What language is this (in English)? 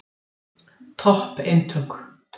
Icelandic